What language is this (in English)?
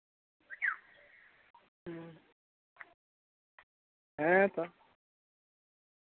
Santali